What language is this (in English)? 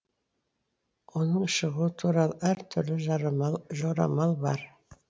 Kazakh